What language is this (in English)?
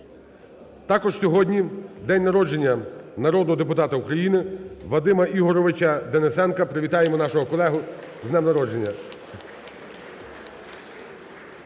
Ukrainian